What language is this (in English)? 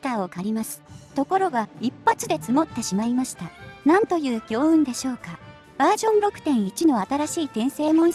Japanese